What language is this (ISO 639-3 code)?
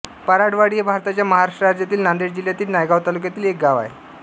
mar